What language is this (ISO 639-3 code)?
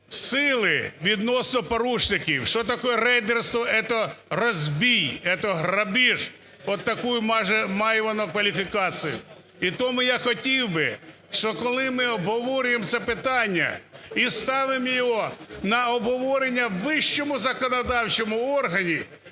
ukr